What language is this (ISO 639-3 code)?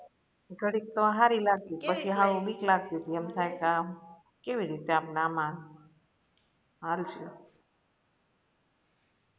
guj